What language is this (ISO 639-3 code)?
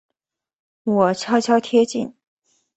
zho